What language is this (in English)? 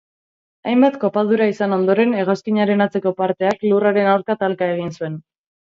Basque